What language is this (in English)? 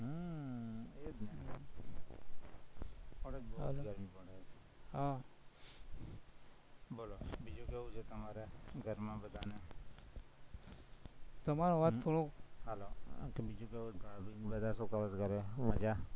Gujarati